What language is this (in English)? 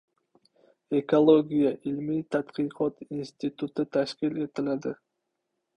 Uzbek